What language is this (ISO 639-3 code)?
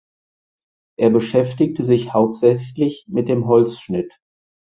deu